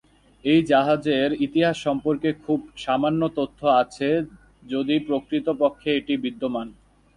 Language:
Bangla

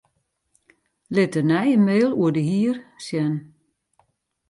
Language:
Western Frisian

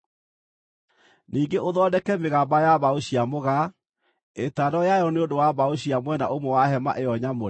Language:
Kikuyu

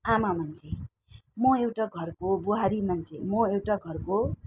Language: Nepali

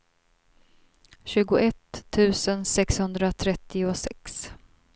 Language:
Swedish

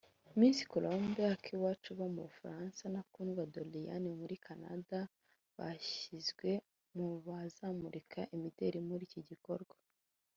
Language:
Kinyarwanda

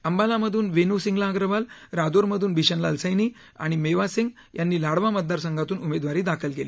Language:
Marathi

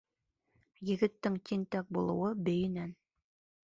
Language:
Bashkir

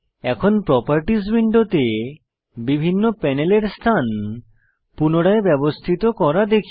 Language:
Bangla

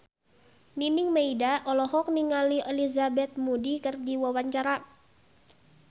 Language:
Sundanese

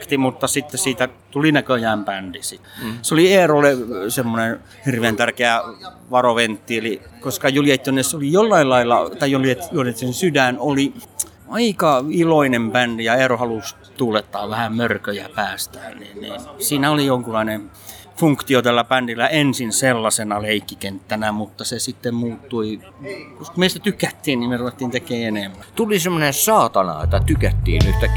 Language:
Finnish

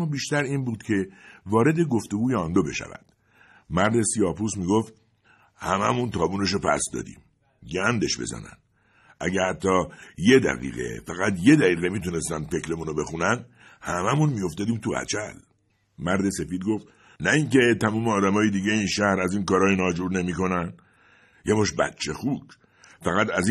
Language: Persian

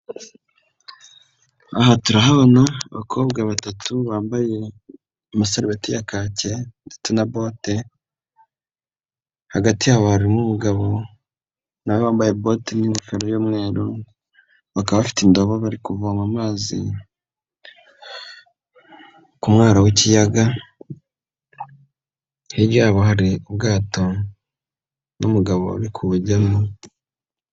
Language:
Kinyarwanda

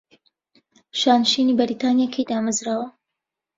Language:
Central Kurdish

